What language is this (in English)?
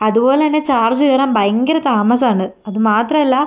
Malayalam